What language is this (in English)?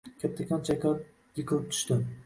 Uzbek